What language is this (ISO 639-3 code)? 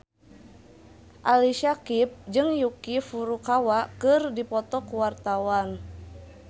sun